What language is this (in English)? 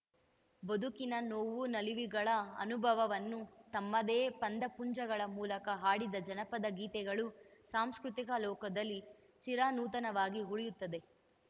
Kannada